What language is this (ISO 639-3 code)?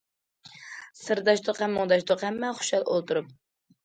uig